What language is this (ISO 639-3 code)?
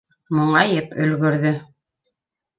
bak